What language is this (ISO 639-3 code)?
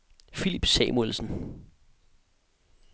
dan